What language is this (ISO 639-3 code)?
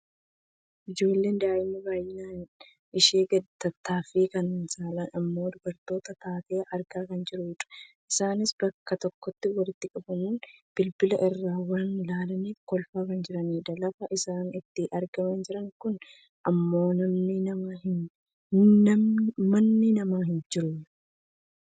orm